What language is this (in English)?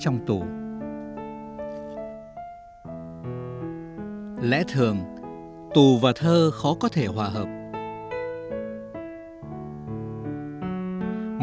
Vietnamese